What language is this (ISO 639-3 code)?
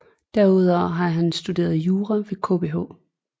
dan